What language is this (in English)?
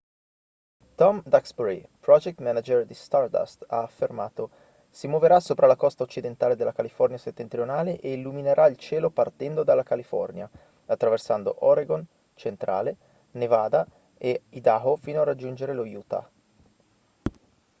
Italian